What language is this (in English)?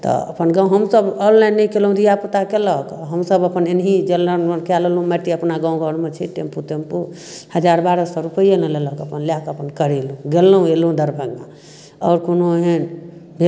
Maithili